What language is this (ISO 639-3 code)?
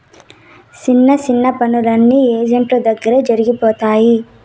tel